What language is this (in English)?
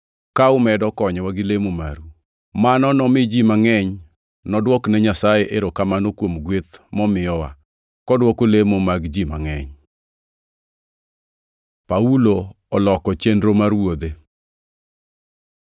Luo (Kenya and Tanzania)